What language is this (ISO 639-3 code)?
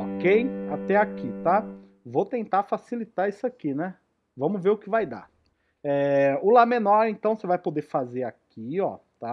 por